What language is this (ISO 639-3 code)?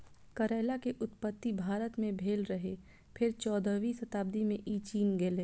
mai